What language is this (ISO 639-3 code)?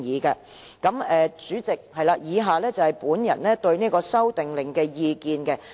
yue